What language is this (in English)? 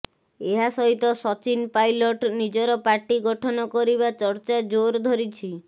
Odia